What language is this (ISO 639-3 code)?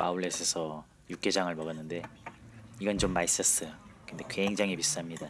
kor